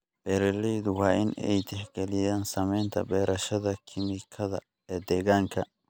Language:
Somali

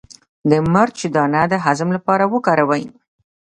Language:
Pashto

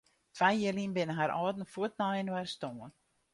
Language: Western Frisian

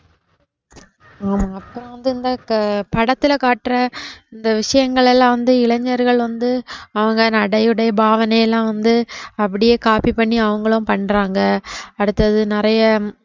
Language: Tamil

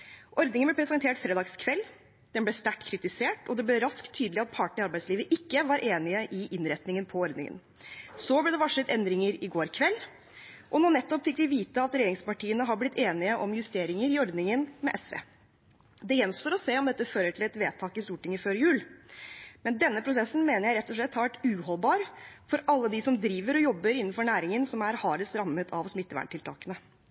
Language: Norwegian Bokmål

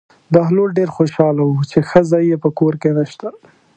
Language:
Pashto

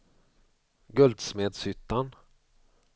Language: Swedish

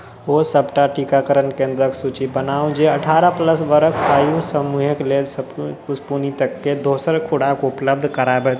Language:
Maithili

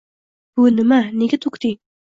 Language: Uzbek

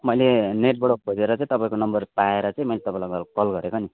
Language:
Nepali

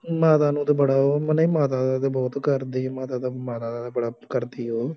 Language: Punjabi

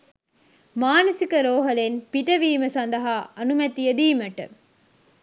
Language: Sinhala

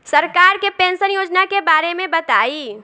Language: Bhojpuri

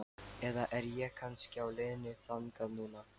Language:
Icelandic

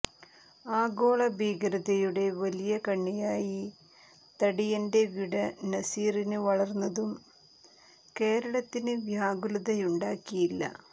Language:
Malayalam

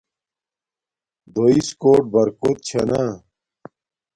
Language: Domaaki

